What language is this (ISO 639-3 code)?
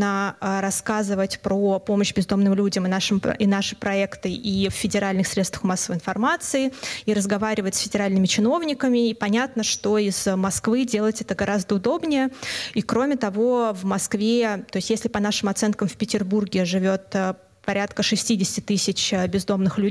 rus